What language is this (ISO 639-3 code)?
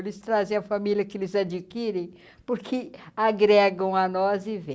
por